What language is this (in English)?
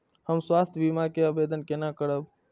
Maithili